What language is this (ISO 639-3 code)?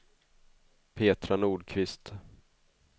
swe